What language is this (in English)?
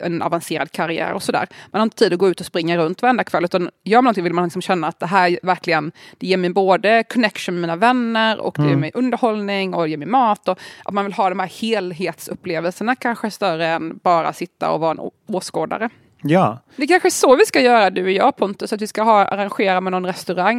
Swedish